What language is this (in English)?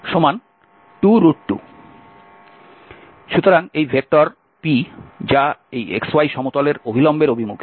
Bangla